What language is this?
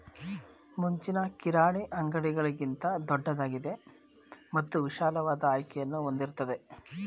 Kannada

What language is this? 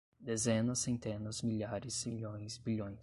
Portuguese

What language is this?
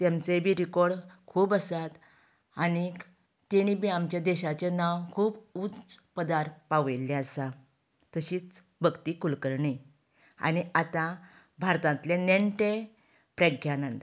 Konkani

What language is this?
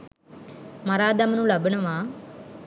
Sinhala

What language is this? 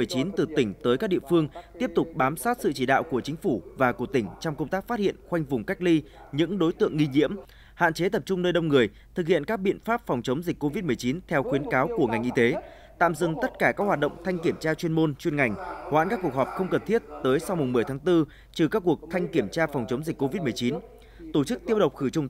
Vietnamese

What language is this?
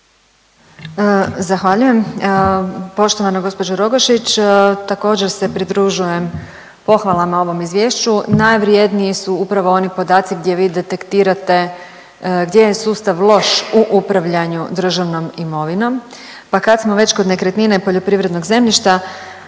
Croatian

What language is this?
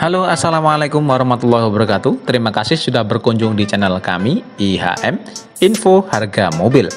Indonesian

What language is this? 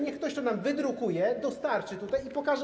Polish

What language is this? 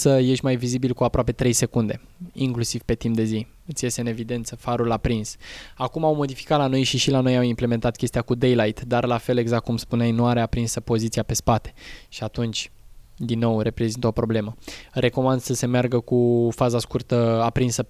Romanian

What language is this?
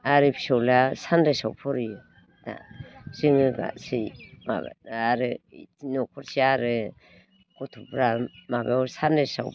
Bodo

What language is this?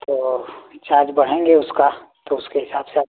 Hindi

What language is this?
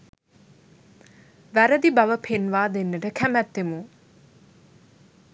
Sinhala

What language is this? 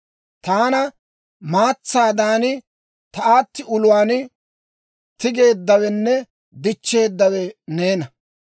Dawro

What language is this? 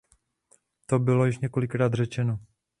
Czech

